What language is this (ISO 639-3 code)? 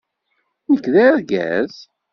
kab